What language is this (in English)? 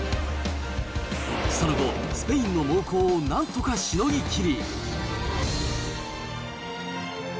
Japanese